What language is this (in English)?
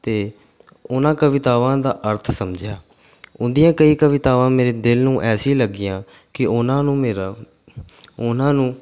Punjabi